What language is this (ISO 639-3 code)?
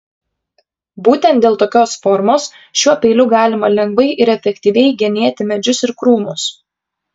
lit